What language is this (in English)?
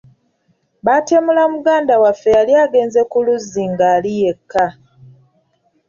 Ganda